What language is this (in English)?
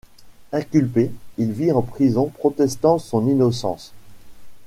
French